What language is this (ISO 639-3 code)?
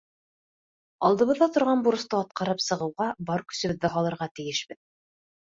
bak